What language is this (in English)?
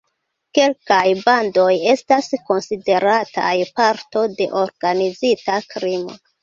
Esperanto